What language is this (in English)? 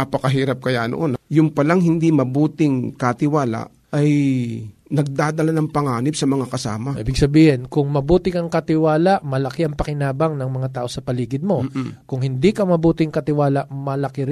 Filipino